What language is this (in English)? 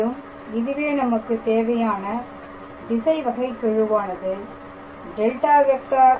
Tamil